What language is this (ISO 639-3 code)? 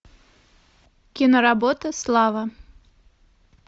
rus